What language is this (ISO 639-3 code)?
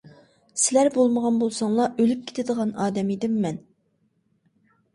uig